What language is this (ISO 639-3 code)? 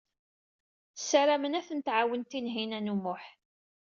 kab